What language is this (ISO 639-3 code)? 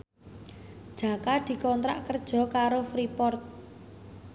jav